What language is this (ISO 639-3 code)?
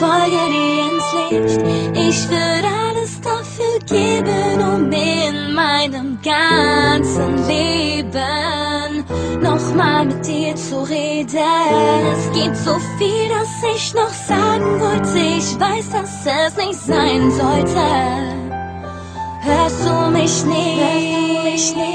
ron